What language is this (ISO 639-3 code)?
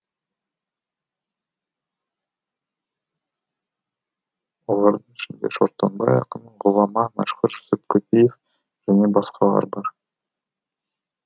kaz